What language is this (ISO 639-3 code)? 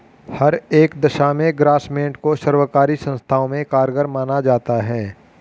hin